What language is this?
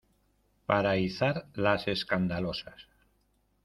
Spanish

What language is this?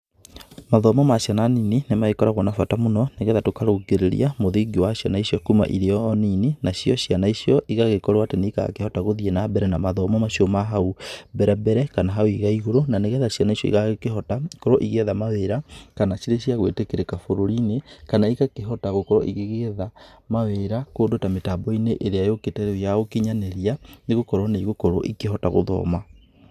Kikuyu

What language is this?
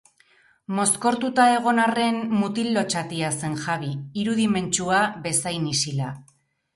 Basque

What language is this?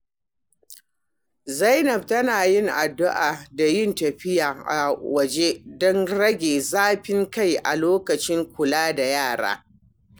Hausa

